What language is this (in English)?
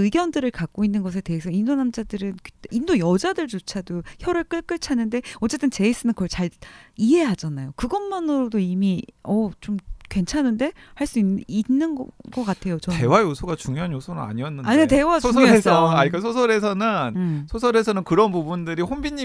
Korean